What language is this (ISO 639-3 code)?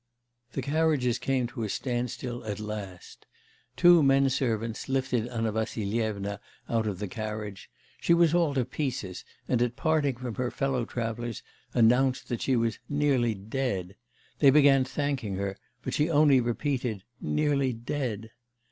eng